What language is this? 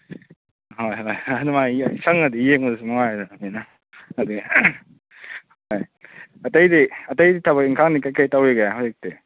Manipuri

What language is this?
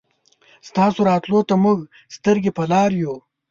Pashto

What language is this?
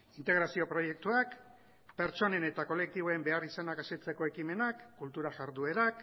Basque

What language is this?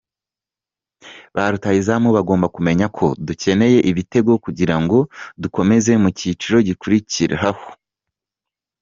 Kinyarwanda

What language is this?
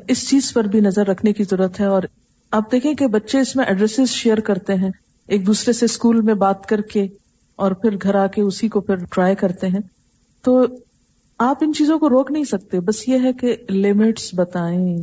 Urdu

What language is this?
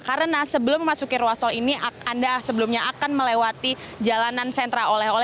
Indonesian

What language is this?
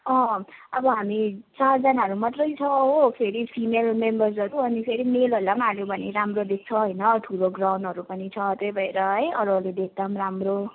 Nepali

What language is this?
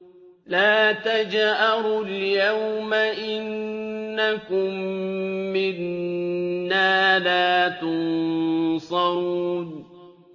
Arabic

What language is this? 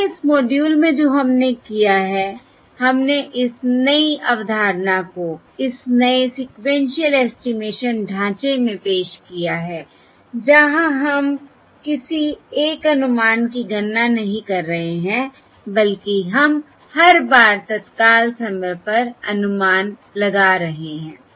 Hindi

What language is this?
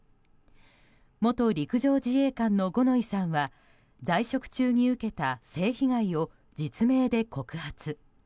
Japanese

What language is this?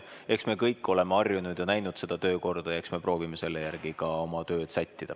Estonian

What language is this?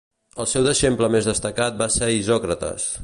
Catalan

